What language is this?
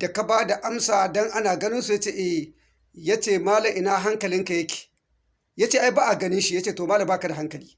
Hausa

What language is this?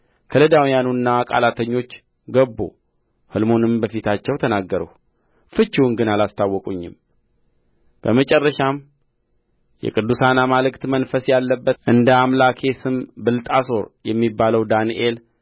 Amharic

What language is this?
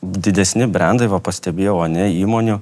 Lithuanian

